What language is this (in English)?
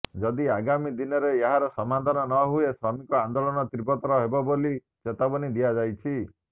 Odia